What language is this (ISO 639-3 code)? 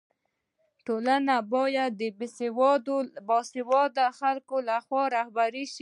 pus